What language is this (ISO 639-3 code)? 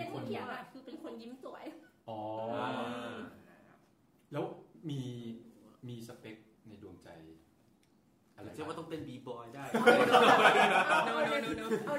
tha